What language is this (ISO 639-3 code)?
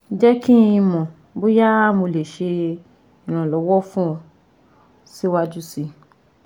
yor